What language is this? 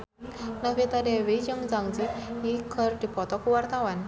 Sundanese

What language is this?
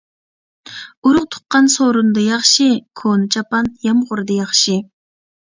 Uyghur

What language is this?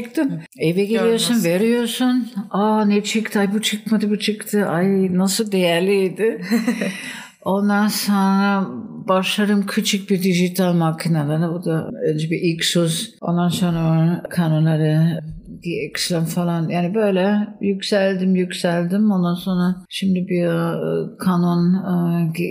Turkish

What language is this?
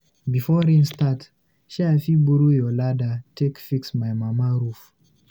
Nigerian Pidgin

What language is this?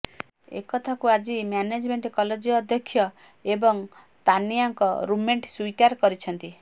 Odia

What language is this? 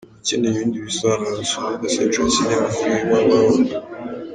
Kinyarwanda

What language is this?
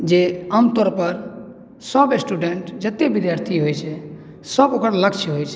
Maithili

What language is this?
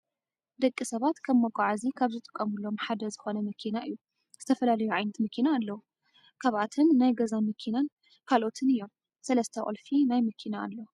Tigrinya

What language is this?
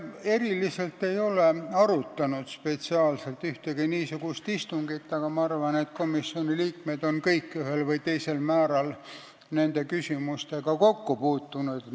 Estonian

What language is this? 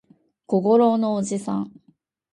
Japanese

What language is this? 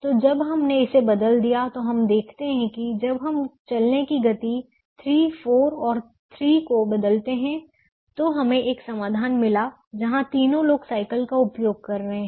Hindi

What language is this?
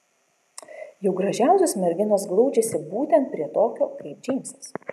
Lithuanian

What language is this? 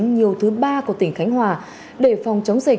Vietnamese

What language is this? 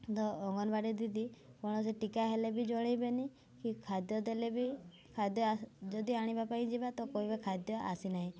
Odia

